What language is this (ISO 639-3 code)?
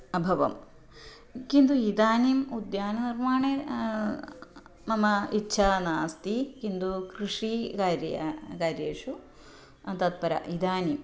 san